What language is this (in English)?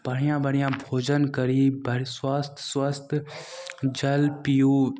Maithili